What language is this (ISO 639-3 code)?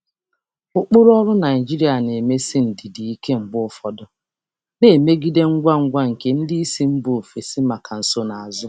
ibo